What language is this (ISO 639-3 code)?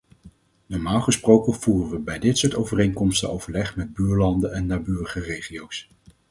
nld